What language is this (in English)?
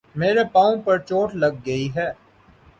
Urdu